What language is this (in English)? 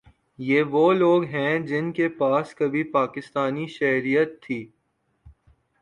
Urdu